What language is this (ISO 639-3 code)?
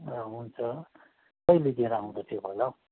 nep